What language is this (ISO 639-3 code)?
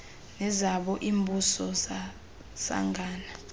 xho